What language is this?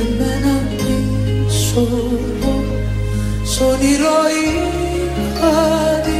Greek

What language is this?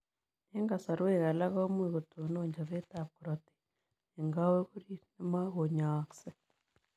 Kalenjin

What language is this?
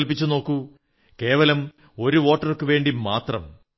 Malayalam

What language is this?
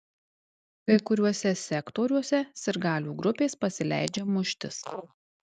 Lithuanian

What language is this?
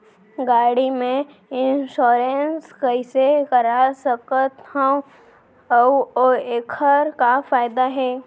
Chhattisgarhi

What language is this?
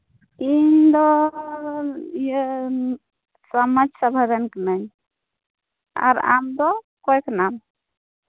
Santali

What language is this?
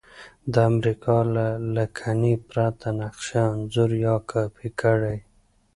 Pashto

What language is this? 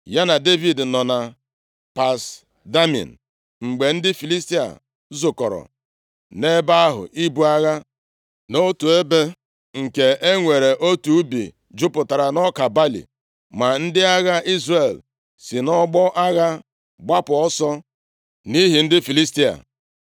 Igbo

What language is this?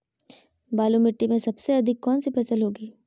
Magahi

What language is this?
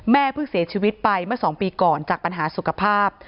Thai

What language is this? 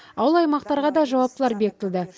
Kazakh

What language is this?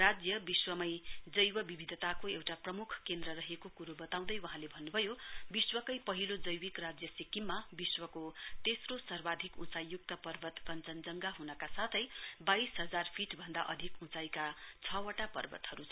Nepali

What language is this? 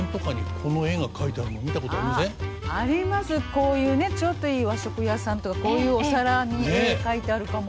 Japanese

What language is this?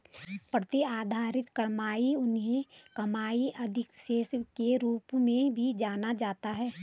Hindi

